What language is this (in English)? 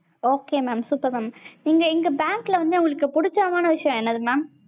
Tamil